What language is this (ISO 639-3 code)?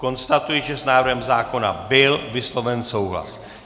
ces